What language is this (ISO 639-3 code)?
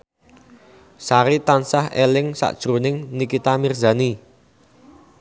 jav